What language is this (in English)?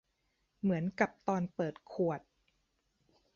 Thai